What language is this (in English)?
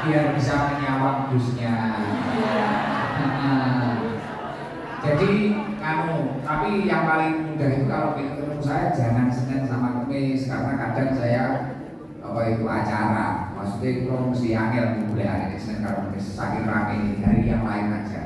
Indonesian